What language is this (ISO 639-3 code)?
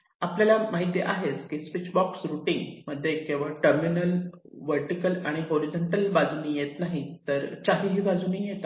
mar